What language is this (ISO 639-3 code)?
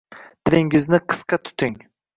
uzb